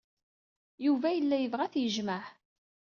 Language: Kabyle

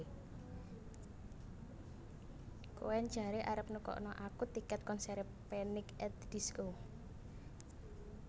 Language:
Javanese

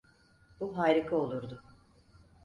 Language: Turkish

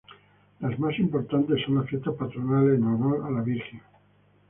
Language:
Spanish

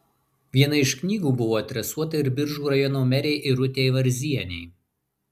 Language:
Lithuanian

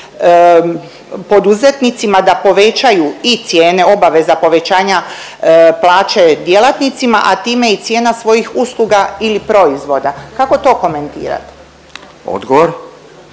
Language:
Croatian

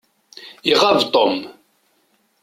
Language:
Kabyle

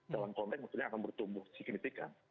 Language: Indonesian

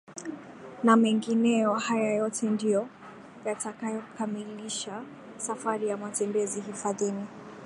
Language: Swahili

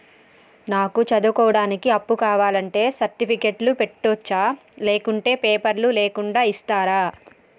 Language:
Telugu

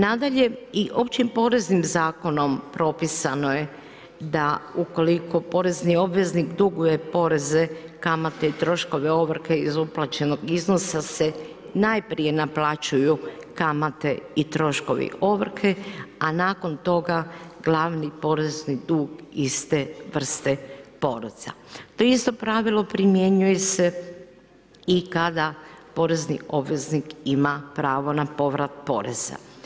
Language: Croatian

